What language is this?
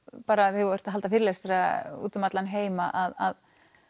Icelandic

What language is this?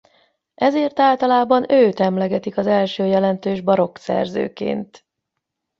Hungarian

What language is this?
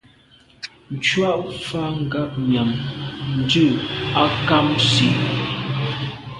Medumba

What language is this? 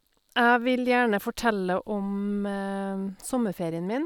Norwegian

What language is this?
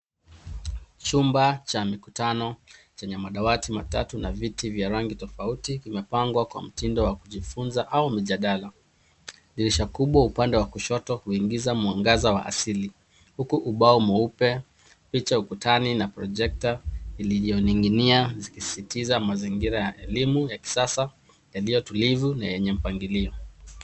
Swahili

